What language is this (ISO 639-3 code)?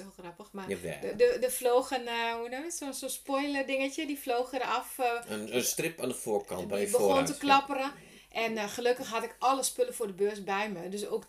nld